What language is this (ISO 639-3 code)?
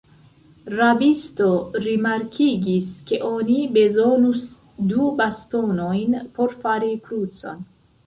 epo